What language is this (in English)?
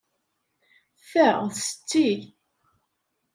Kabyle